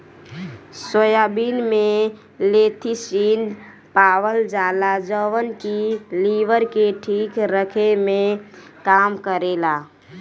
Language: Bhojpuri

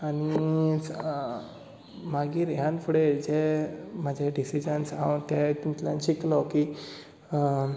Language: Konkani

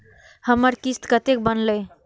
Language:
Maithili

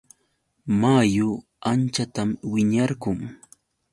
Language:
Yauyos Quechua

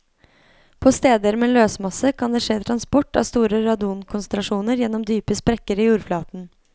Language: Norwegian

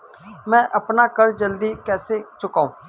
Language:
Hindi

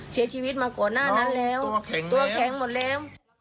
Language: Thai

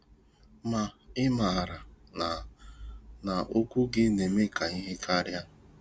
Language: Igbo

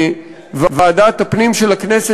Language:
Hebrew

